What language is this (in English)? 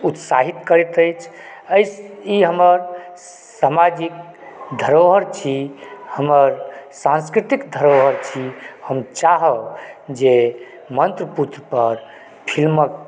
Maithili